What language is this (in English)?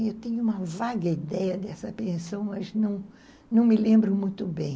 Portuguese